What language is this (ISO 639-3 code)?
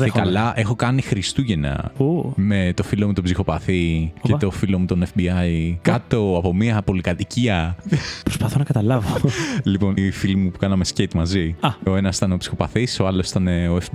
ell